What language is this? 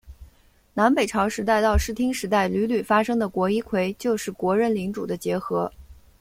Chinese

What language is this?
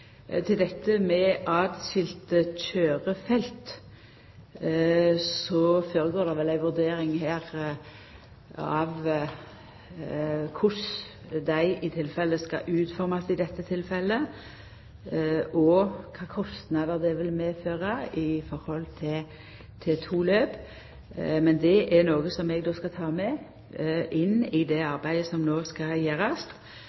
Norwegian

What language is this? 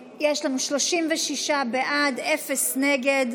Hebrew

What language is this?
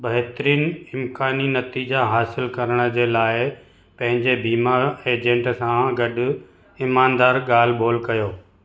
Sindhi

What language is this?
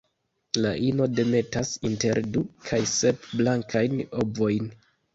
Esperanto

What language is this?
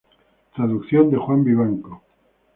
Spanish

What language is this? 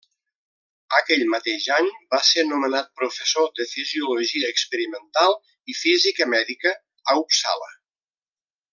Catalan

